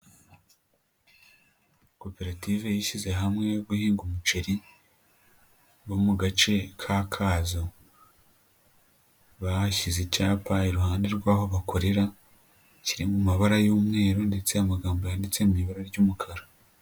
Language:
Kinyarwanda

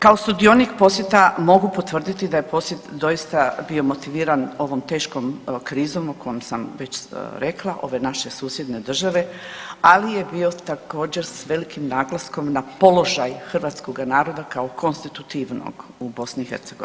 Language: Croatian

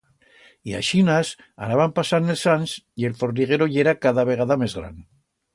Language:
Aragonese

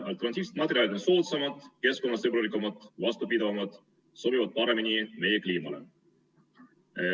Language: Estonian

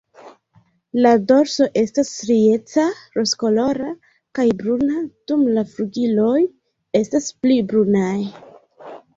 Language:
Esperanto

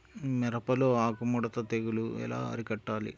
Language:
Telugu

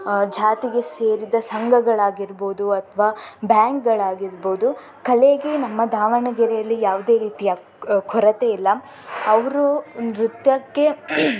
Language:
Kannada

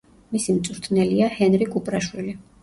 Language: Georgian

